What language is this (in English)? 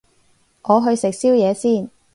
Cantonese